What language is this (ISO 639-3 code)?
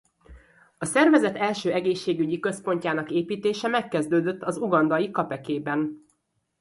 hun